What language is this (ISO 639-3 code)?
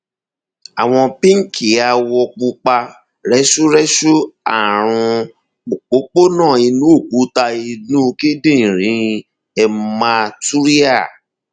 yor